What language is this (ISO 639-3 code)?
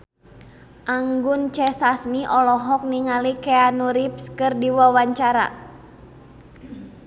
sun